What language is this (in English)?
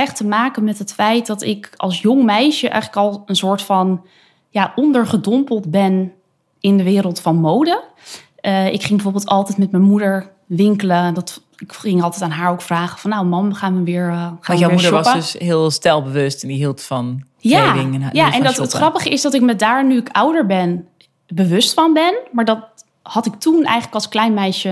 Dutch